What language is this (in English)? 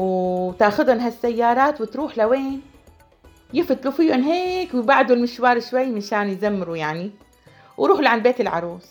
Arabic